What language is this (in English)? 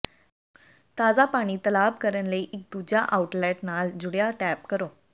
Punjabi